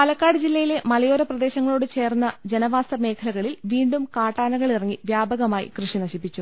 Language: Malayalam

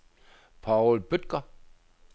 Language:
Danish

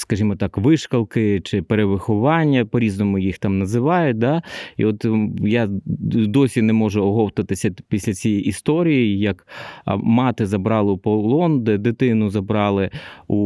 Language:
Ukrainian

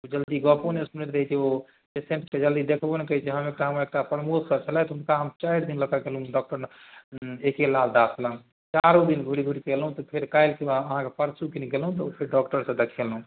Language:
Maithili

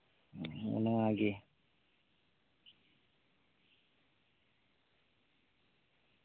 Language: Santali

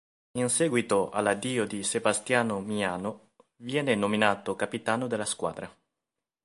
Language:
Italian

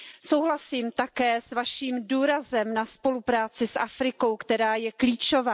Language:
Czech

